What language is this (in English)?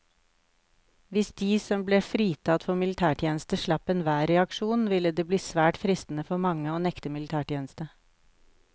Norwegian